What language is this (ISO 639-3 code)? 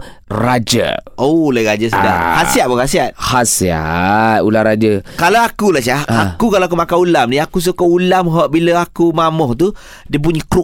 msa